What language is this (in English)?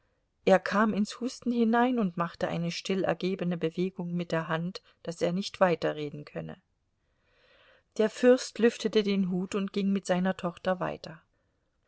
German